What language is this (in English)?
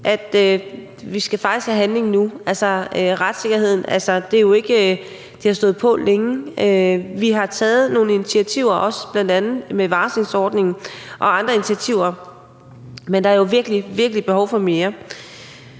Danish